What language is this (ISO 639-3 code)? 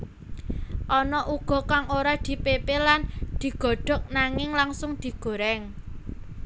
jav